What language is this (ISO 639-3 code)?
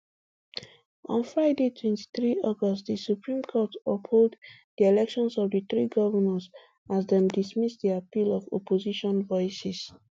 pcm